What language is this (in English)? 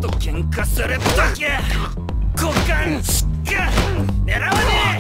Japanese